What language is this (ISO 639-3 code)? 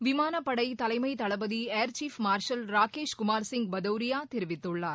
tam